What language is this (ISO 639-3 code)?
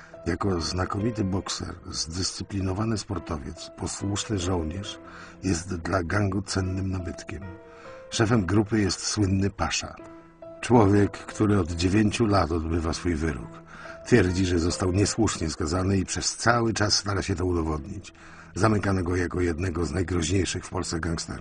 pol